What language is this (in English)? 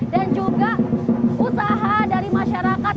Indonesian